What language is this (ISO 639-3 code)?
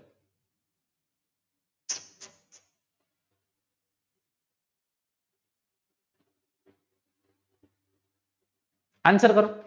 guj